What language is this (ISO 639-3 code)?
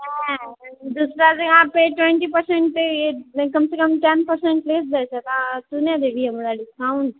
mai